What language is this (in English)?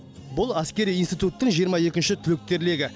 Kazakh